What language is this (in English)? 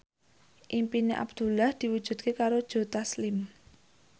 Javanese